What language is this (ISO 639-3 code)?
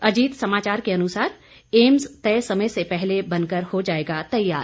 hin